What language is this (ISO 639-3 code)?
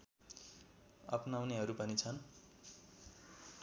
nep